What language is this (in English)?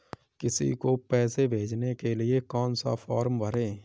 Hindi